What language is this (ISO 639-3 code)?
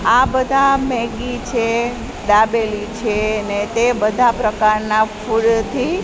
guj